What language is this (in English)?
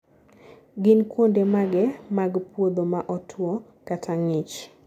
Luo (Kenya and Tanzania)